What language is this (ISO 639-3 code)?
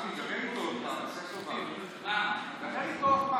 heb